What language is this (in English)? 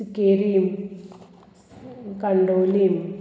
Konkani